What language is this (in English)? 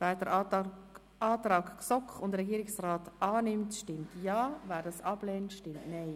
Swiss German